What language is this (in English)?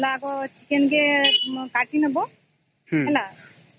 Odia